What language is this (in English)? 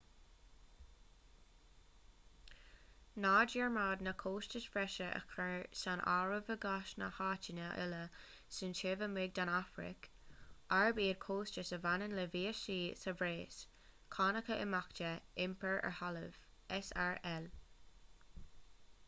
Irish